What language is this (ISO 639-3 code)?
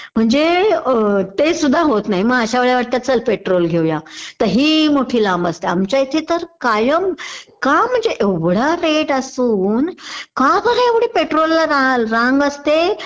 mar